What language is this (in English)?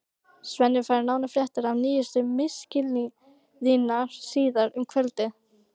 Icelandic